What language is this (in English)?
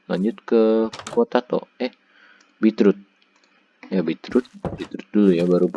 Indonesian